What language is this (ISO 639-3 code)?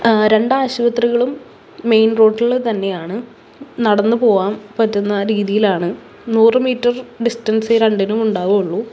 mal